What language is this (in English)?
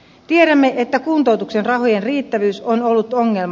Finnish